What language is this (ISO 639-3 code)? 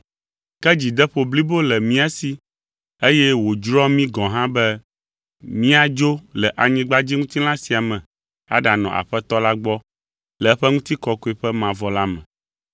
ewe